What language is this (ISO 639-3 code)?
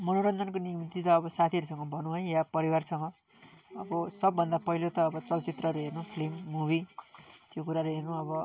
nep